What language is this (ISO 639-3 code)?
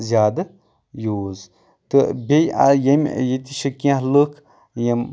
kas